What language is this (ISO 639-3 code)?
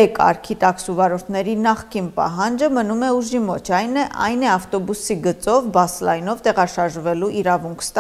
ron